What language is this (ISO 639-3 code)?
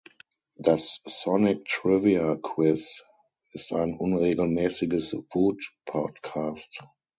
deu